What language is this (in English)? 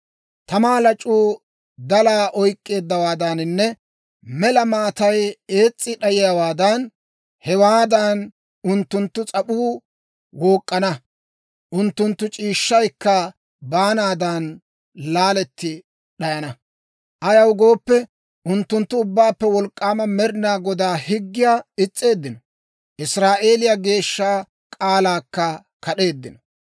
Dawro